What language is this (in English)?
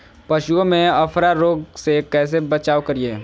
Magahi